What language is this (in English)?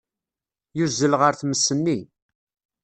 Kabyle